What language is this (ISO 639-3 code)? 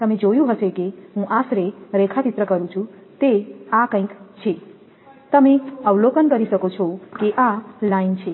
guj